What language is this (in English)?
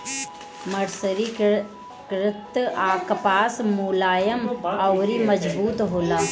Bhojpuri